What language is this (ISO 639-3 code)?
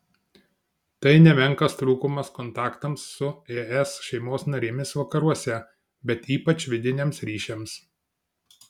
lit